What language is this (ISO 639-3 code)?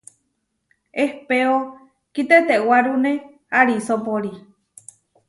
var